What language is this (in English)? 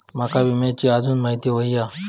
Marathi